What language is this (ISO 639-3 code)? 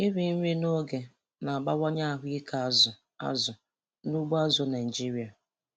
ibo